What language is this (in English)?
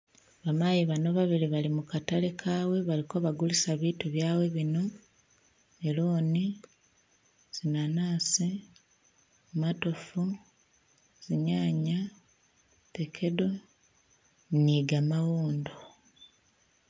Masaaba